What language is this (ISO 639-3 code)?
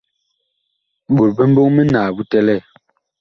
bkh